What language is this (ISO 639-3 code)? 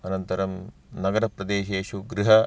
san